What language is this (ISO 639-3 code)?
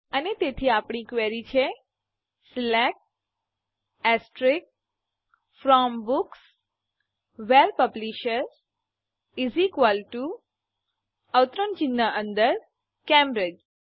guj